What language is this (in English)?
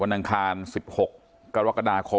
Thai